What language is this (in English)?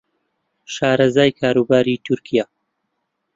Central Kurdish